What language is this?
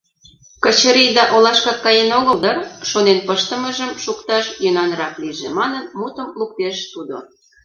Mari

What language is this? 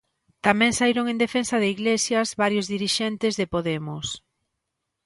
Galician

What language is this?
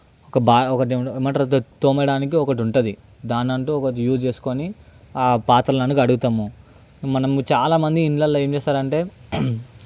Telugu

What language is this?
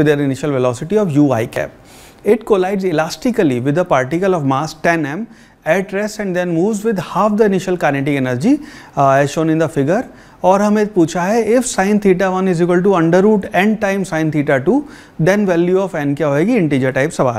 Hindi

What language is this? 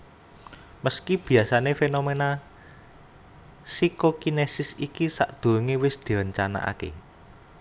Javanese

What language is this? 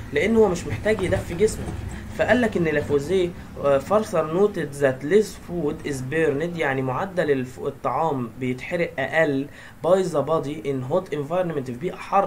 Arabic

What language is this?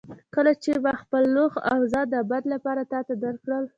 Pashto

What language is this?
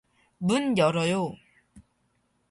Korean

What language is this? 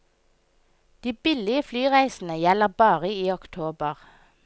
Norwegian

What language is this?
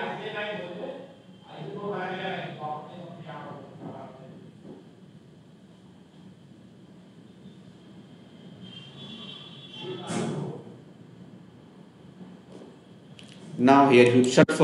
English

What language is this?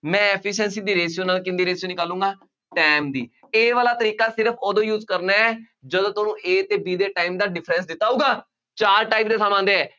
Punjabi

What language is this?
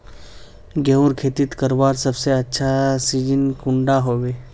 Magahi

